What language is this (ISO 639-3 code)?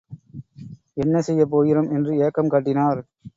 tam